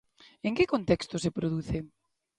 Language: Galician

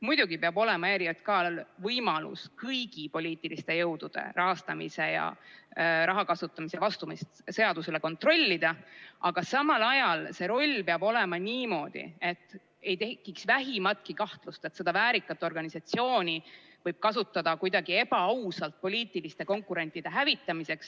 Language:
Estonian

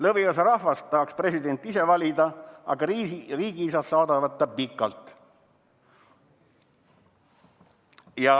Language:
Estonian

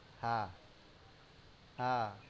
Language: Gujarati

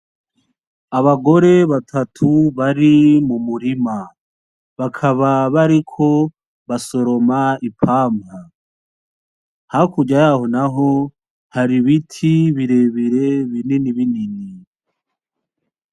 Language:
Rundi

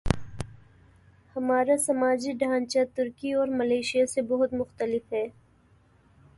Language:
Urdu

